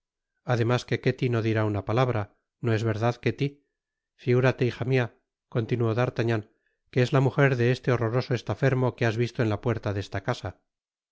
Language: Spanish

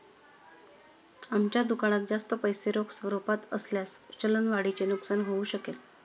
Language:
Marathi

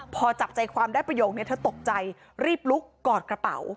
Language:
Thai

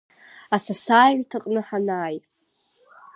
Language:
Abkhazian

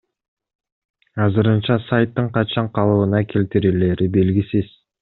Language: Kyrgyz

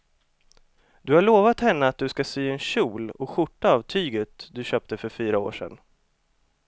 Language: Swedish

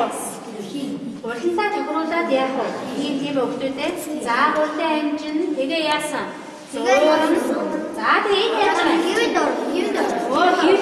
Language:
Ukrainian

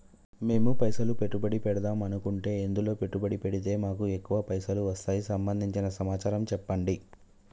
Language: Telugu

